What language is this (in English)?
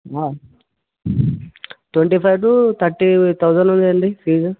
Telugu